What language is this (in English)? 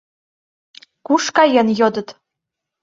Mari